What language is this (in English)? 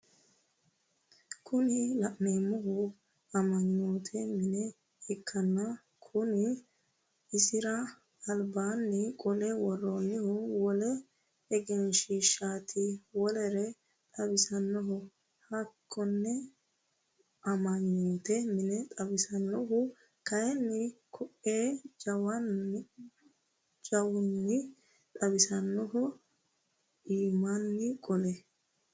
Sidamo